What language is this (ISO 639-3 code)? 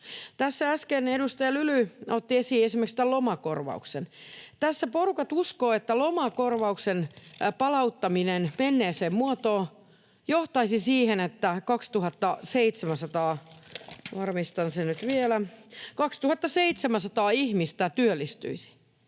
fin